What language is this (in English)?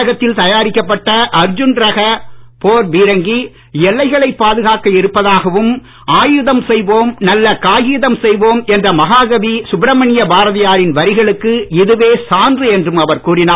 Tamil